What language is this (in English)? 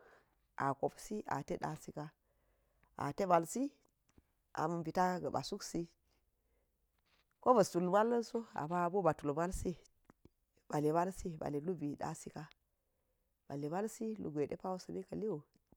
Geji